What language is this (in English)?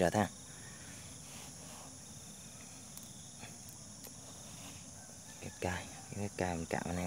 Vietnamese